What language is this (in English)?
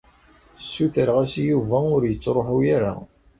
Kabyle